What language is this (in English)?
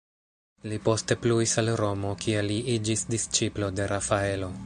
Esperanto